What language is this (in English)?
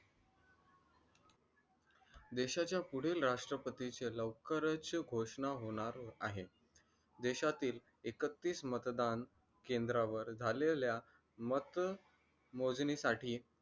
Marathi